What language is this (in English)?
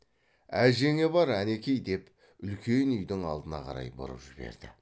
Kazakh